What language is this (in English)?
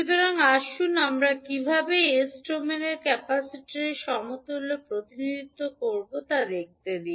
Bangla